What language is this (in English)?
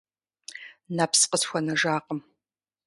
Kabardian